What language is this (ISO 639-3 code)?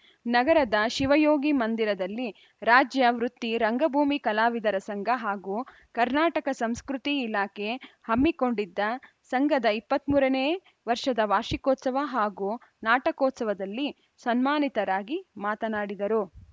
kan